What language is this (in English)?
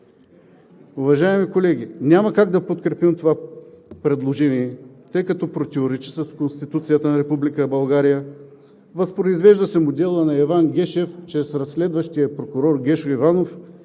Bulgarian